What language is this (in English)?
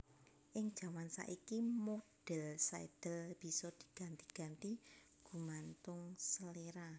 Javanese